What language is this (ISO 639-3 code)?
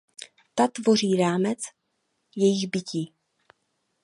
ces